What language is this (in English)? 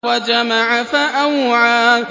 Arabic